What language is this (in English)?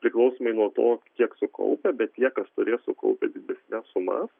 Lithuanian